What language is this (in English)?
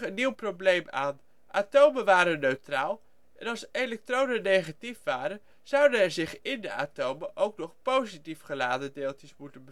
Dutch